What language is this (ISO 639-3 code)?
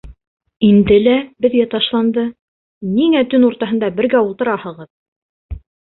bak